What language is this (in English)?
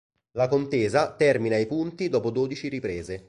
Italian